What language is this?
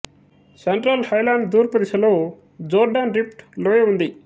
Telugu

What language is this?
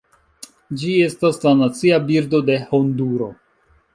Esperanto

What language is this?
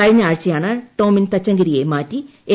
Malayalam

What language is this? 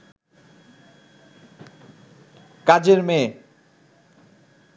Bangla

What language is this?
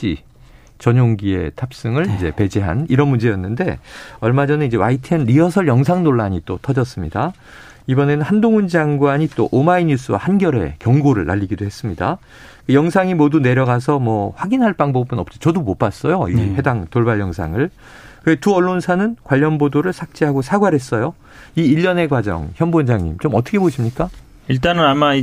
Korean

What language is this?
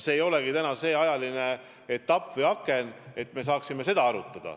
Estonian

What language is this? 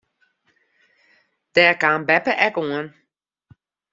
Western Frisian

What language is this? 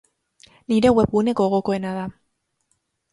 Basque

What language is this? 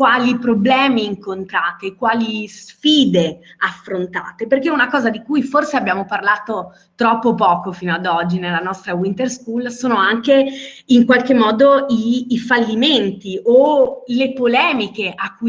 Italian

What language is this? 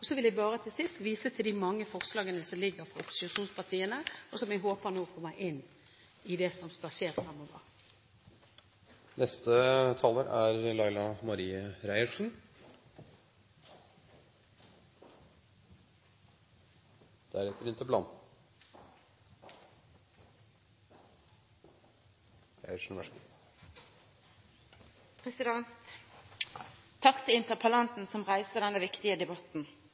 Norwegian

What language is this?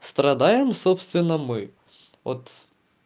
Russian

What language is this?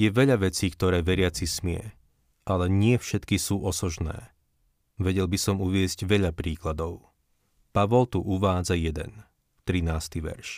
Slovak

